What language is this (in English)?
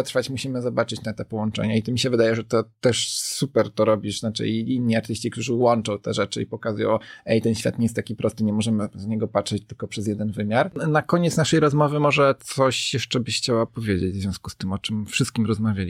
Polish